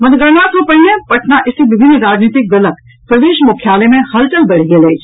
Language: Maithili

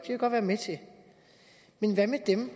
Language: Danish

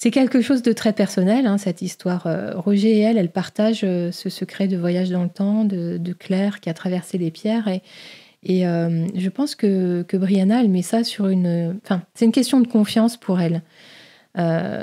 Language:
French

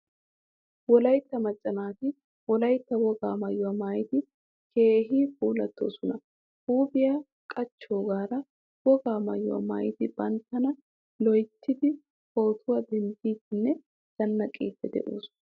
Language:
Wolaytta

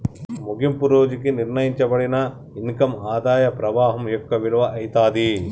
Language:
Telugu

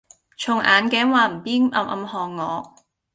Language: Cantonese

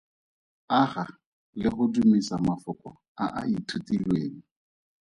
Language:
Tswana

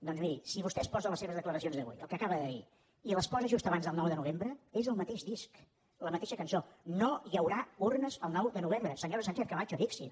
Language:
Catalan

